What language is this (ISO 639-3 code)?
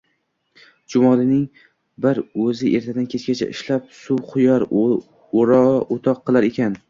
uzb